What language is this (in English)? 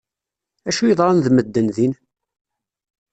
Kabyle